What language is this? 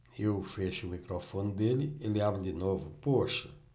Portuguese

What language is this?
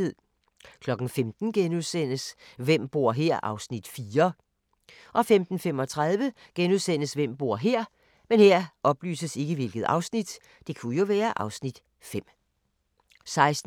Danish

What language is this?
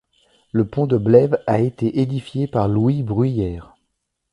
French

